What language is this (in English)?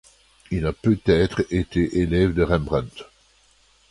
French